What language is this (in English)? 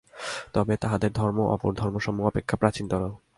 Bangla